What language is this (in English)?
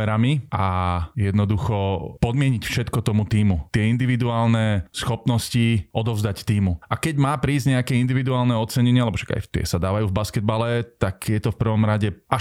Slovak